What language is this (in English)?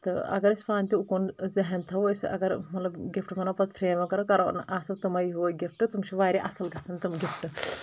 Kashmiri